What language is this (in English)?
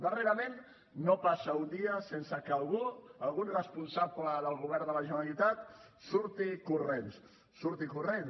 Catalan